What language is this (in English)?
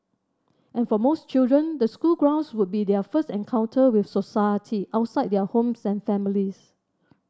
English